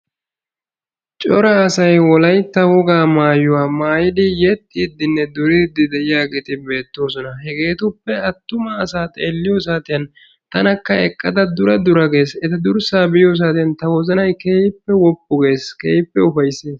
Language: Wolaytta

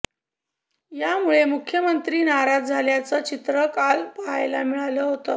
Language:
Marathi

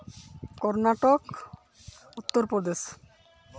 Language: Santali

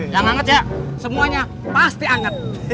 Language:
Indonesian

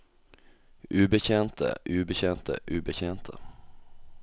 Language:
Norwegian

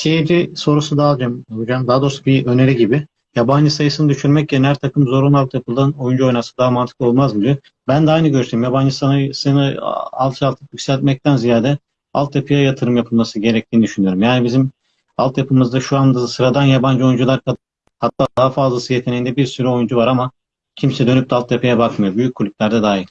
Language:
Turkish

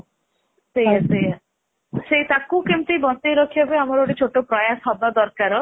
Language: Odia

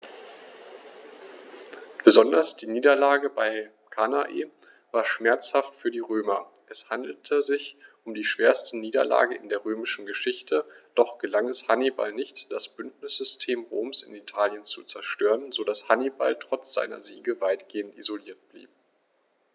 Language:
German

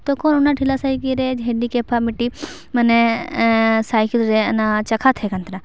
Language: Santali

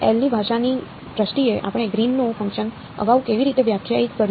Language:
Gujarati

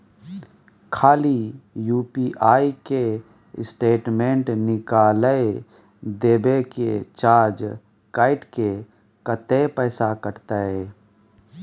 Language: Maithili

